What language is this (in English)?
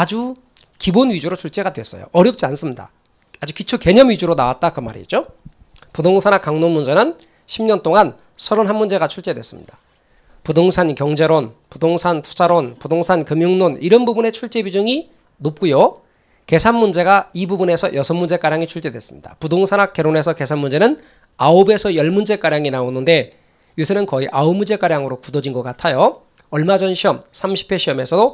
Korean